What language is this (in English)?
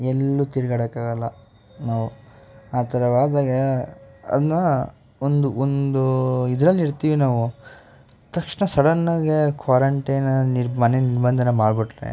Kannada